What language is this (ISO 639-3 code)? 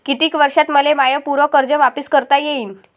mar